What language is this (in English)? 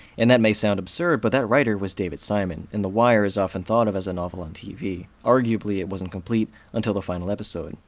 English